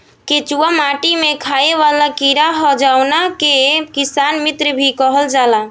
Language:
Bhojpuri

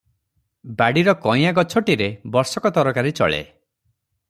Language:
Odia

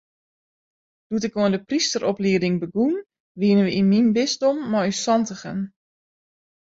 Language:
Western Frisian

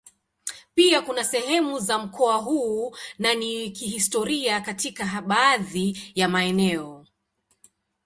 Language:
Swahili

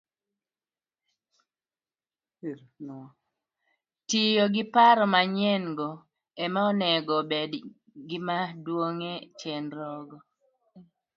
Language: Luo (Kenya and Tanzania)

